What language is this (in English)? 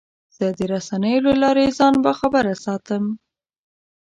Pashto